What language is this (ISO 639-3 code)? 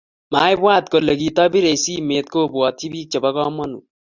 kln